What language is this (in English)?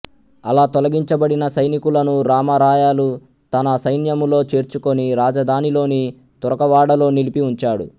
Telugu